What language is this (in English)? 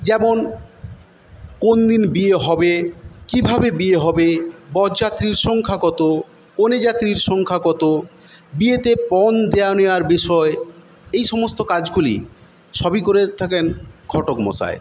Bangla